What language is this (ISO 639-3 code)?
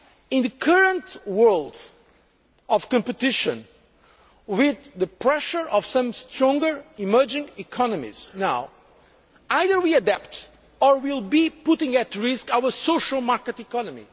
eng